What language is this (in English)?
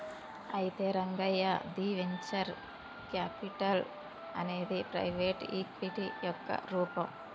Telugu